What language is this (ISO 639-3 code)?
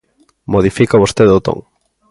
glg